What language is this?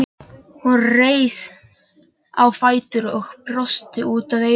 Icelandic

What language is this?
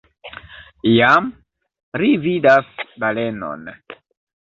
Esperanto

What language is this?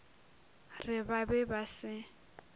Northern Sotho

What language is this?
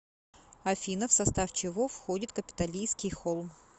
Russian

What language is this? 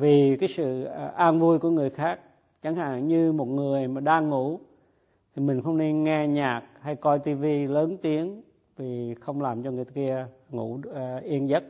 Vietnamese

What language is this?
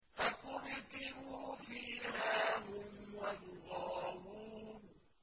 Arabic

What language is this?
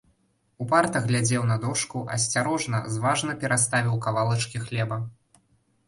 Belarusian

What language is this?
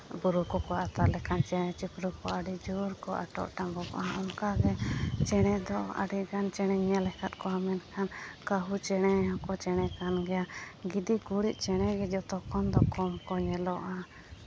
Santali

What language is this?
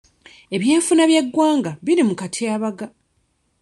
Ganda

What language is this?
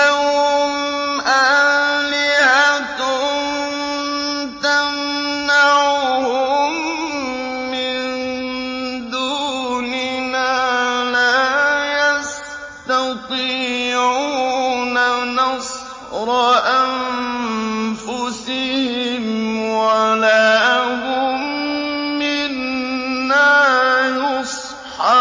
Arabic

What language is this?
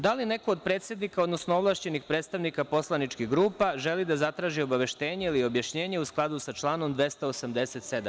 Serbian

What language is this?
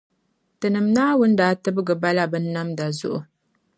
Dagbani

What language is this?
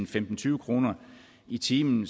Danish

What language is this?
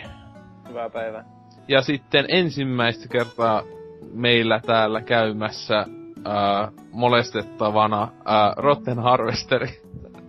Finnish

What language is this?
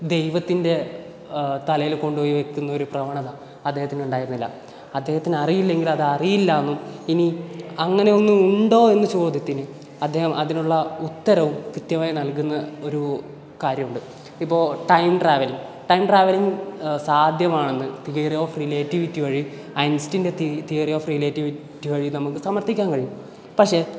Malayalam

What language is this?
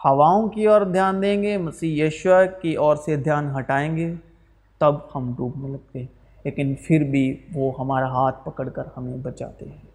Urdu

